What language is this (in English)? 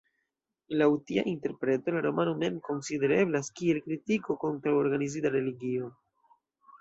Esperanto